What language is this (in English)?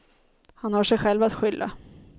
Swedish